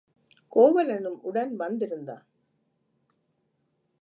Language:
Tamil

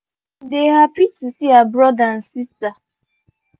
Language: Nigerian Pidgin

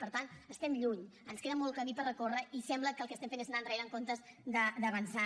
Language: Catalan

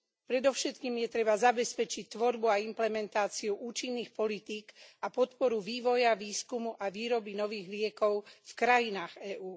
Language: Slovak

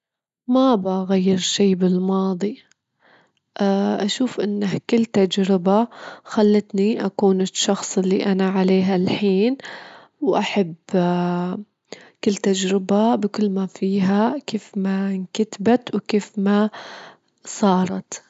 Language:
Gulf Arabic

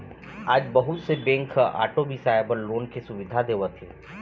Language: Chhattisgarhi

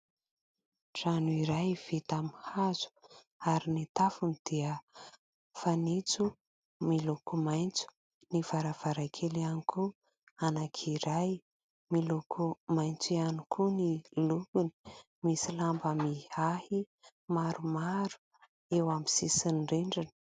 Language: Malagasy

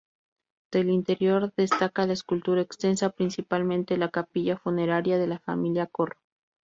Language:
Spanish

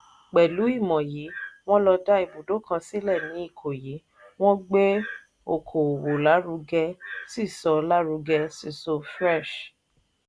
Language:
Yoruba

